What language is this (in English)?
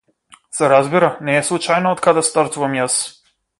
Macedonian